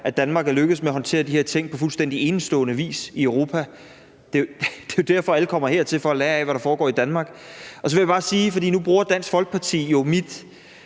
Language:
Danish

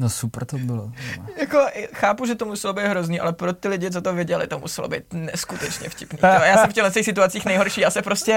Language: Czech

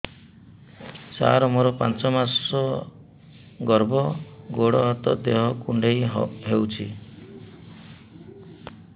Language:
Odia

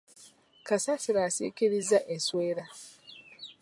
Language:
Ganda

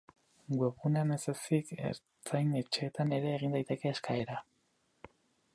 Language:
Basque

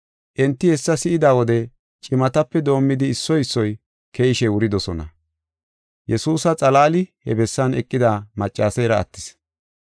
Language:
Gofa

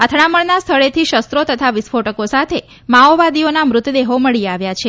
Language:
Gujarati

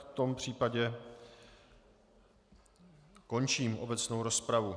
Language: Czech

